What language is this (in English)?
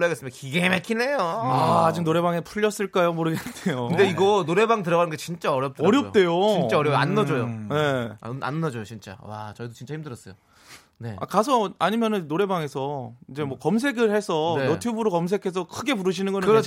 Korean